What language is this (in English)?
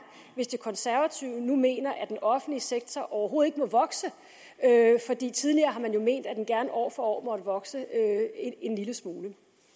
Danish